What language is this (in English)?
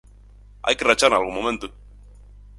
Galician